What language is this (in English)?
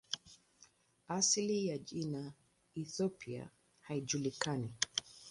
Swahili